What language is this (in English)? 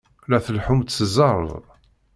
Kabyle